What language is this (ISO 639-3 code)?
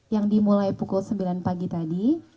ind